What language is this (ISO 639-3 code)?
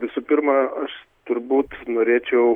lit